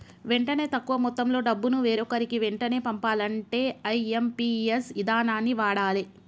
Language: Telugu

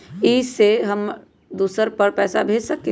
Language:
Magahi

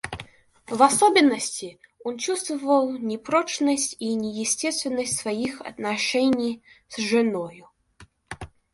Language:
Russian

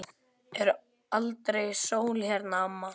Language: Icelandic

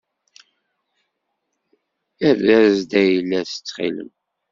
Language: Kabyle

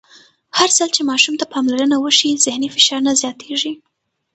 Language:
Pashto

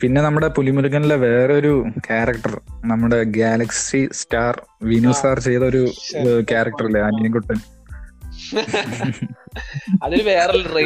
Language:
Malayalam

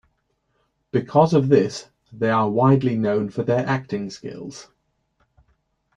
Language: English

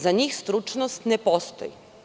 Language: Serbian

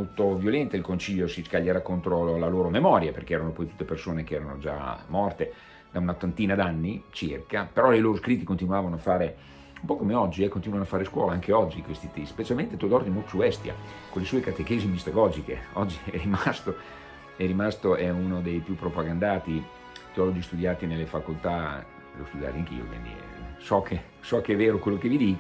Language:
Italian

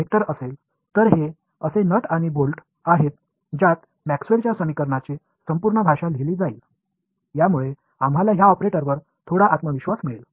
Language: Marathi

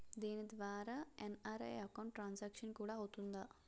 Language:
Telugu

